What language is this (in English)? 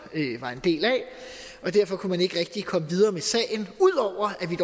Danish